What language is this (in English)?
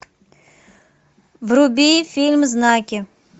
Russian